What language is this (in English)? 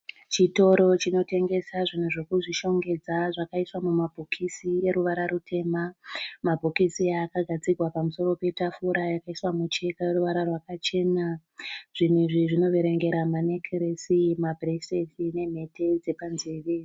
Shona